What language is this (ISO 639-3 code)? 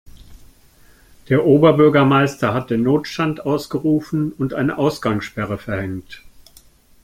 deu